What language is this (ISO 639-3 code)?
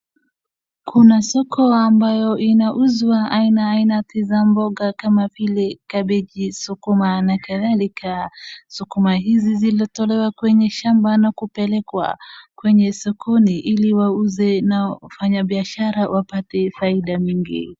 swa